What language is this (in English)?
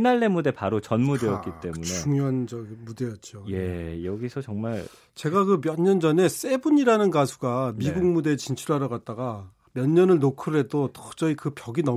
Korean